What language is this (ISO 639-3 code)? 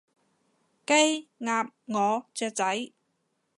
yue